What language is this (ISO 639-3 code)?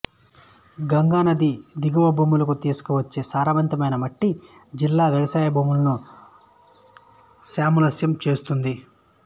tel